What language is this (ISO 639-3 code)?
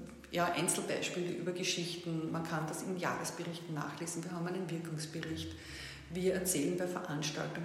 deu